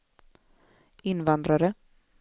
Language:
Swedish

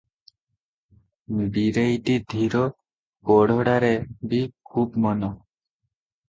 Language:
Odia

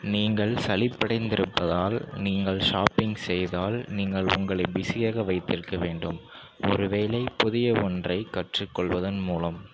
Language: Tamil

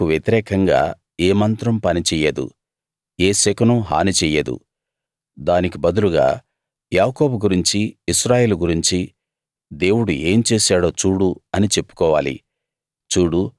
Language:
Telugu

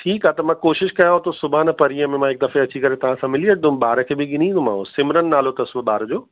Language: Sindhi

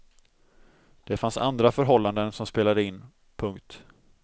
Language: Swedish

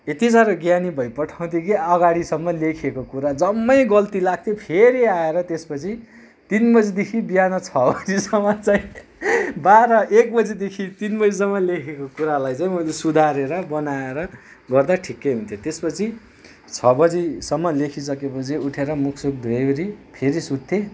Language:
Nepali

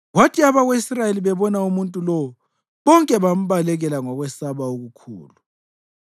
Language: North Ndebele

